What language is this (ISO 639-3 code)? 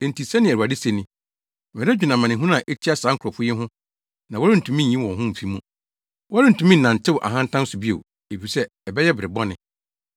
aka